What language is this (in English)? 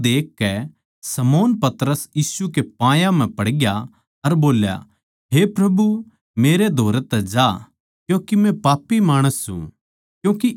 Haryanvi